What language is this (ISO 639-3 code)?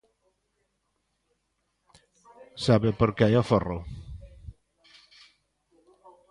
glg